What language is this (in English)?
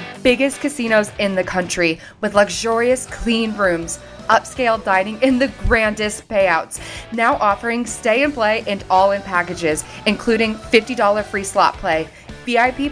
Italian